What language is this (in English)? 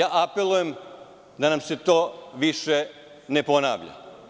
Serbian